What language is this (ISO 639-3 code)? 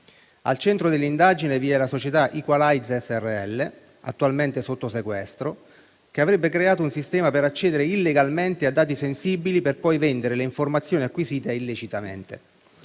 ita